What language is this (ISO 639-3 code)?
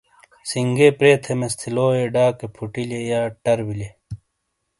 scl